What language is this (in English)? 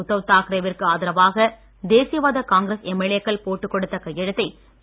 Tamil